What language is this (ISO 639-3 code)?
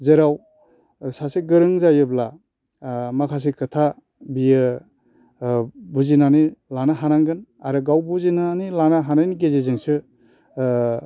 brx